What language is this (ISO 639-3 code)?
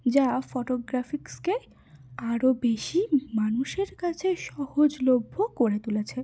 ben